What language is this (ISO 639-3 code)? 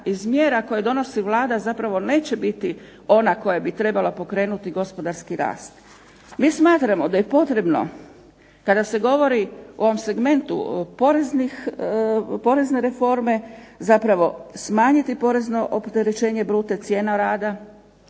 hrv